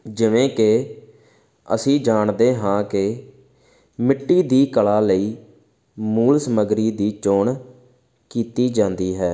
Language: Punjabi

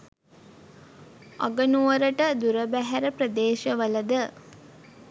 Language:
Sinhala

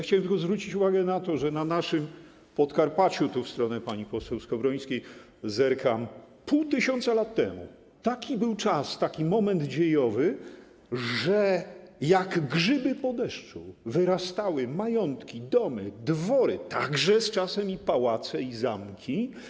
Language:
Polish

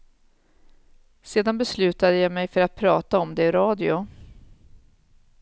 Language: Swedish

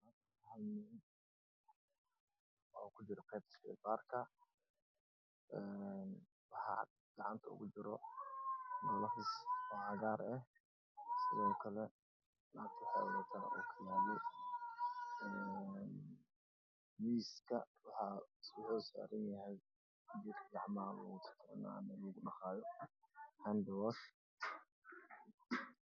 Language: Somali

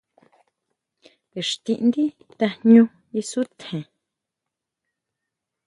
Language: Huautla Mazatec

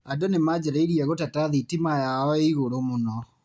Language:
Kikuyu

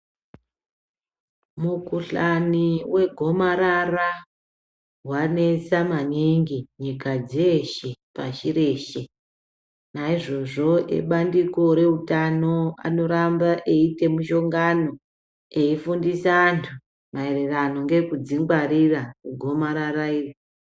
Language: Ndau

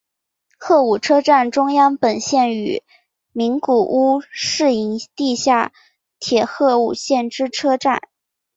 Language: Chinese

